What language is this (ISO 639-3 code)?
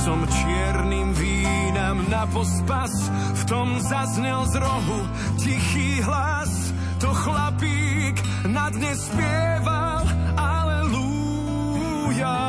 slk